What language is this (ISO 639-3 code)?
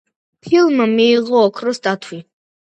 kat